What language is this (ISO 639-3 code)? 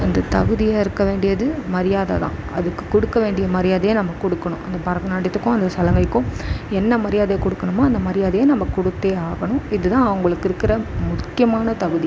tam